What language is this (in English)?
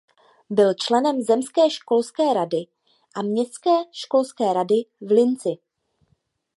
Czech